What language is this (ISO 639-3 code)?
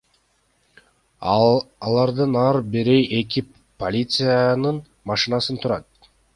kir